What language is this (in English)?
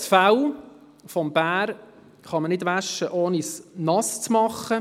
Swiss German